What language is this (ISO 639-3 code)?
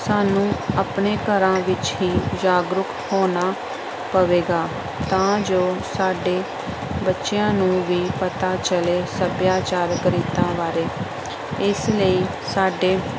pan